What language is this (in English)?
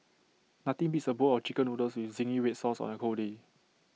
English